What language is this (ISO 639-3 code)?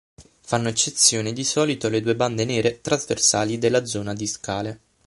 ita